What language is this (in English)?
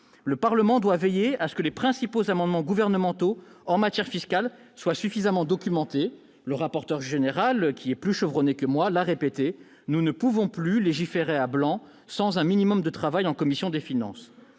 French